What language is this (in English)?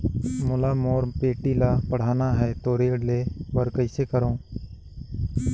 Chhattisgarhi